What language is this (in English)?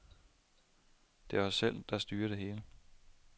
Danish